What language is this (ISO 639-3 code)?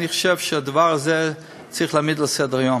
heb